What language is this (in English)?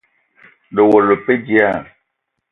Eton (Cameroon)